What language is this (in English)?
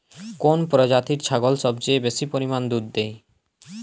Bangla